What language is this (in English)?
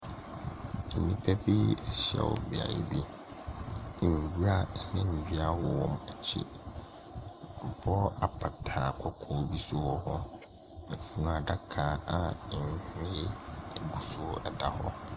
Akan